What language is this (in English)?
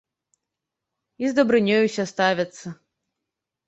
Belarusian